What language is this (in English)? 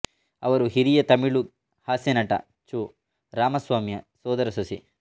Kannada